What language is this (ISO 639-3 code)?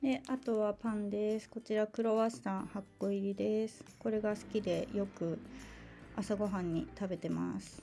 jpn